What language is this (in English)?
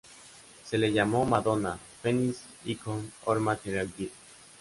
Spanish